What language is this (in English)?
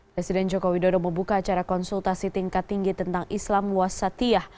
Indonesian